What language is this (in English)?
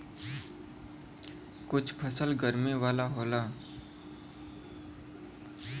Bhojpuri